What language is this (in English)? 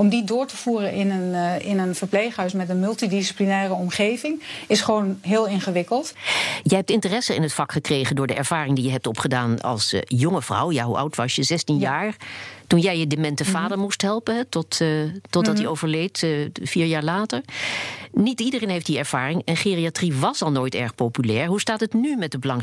Dutch